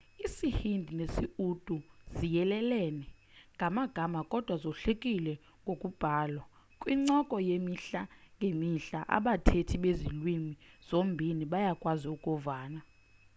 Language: Xhosa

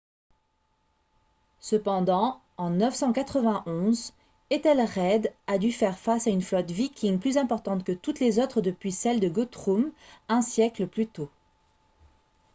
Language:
French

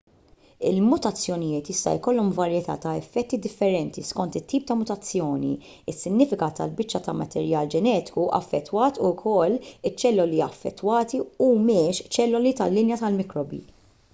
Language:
Maltese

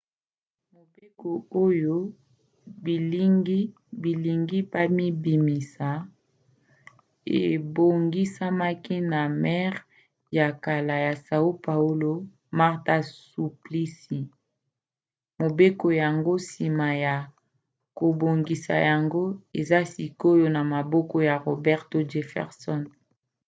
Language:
Lingala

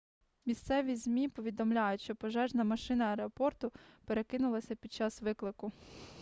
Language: Ukrainian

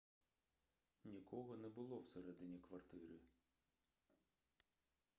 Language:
Ukrainian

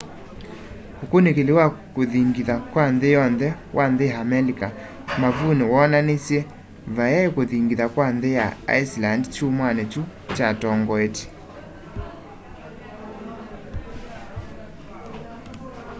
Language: Kamba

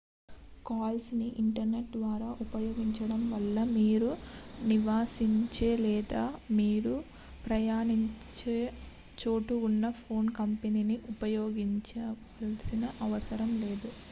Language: Telugu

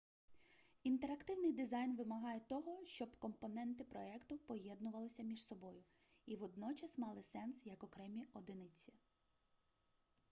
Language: Ukrainian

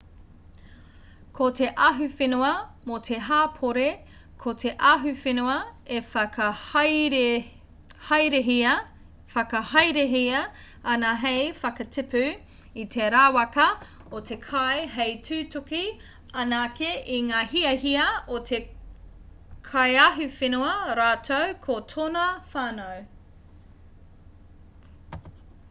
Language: Māori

